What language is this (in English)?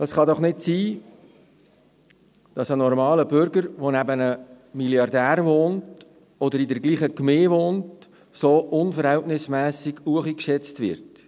Swiss German